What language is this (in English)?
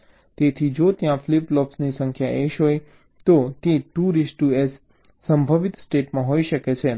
Gujarati